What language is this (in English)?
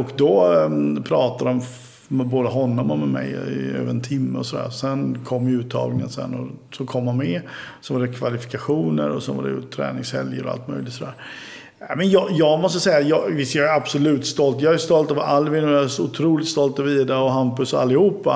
Swedish